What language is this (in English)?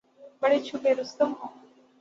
Urdu